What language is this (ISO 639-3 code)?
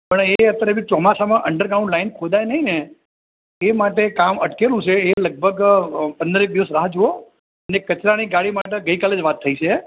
guj